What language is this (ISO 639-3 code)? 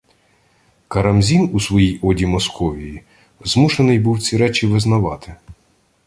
ukr